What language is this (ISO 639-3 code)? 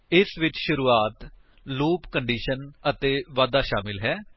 pan